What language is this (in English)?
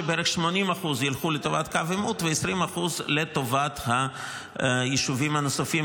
Hebrew